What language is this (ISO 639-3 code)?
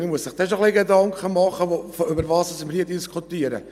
gsw